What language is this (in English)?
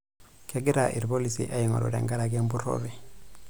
Masai